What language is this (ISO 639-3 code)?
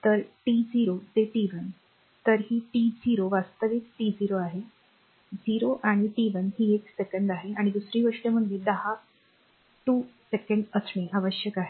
mar